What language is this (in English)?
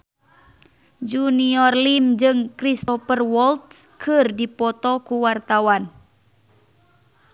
Sundanese